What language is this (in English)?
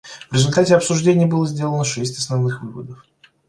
Russian